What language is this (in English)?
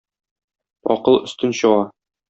Tatar